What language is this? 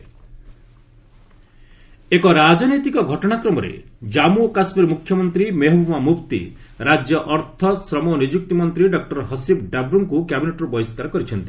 Odia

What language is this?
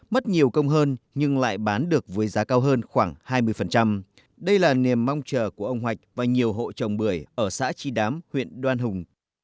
Vietnamese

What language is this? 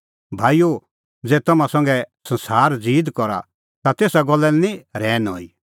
Kullu Pahari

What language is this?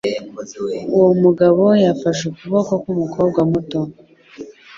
Kinyarwanda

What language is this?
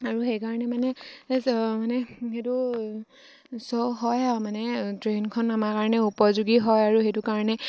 Assamese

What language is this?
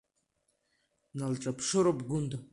Abkhazian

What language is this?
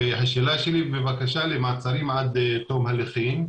Hebrew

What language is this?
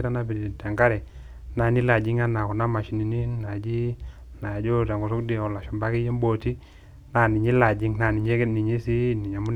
Masai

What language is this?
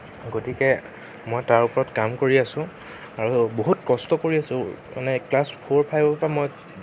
Assamese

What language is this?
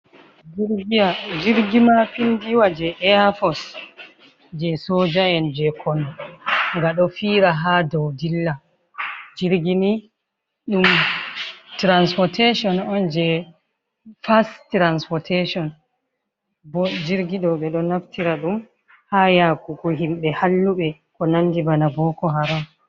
Fula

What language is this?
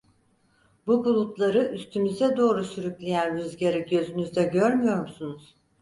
Turkish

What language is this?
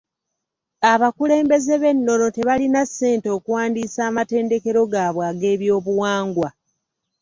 Ganda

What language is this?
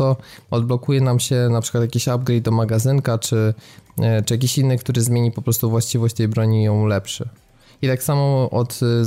Polish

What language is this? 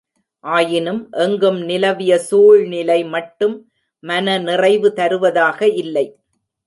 Tamil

